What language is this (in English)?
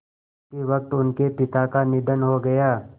Hindi